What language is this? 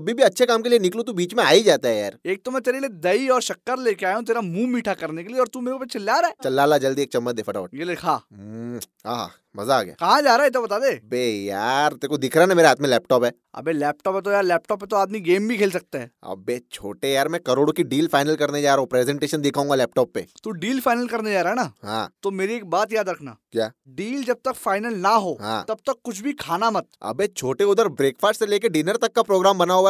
Hindi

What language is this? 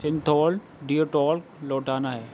Urdu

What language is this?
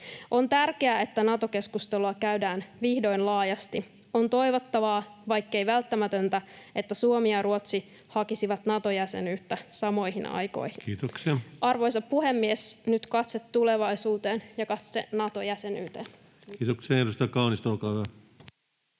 Finnish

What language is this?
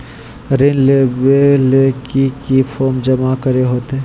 Magahi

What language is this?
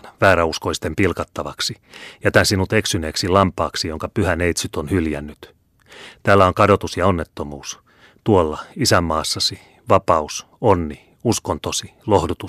Finnish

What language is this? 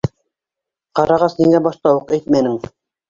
Bashkir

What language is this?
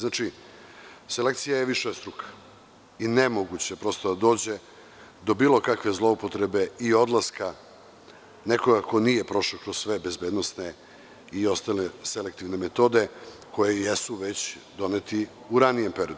Serbian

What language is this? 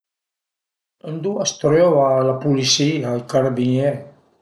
Piedmontese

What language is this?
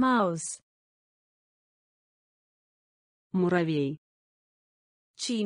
Russian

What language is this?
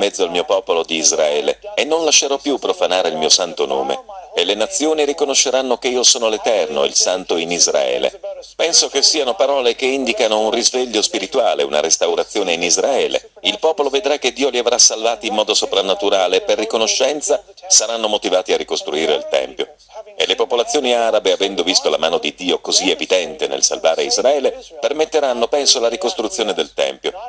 Italian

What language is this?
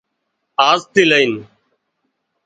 Wadiyara Koli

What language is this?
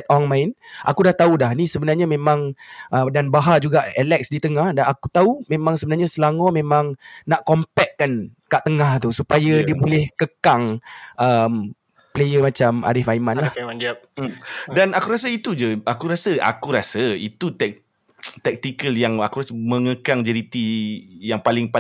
Malay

